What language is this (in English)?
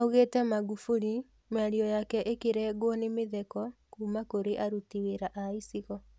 Kikuyu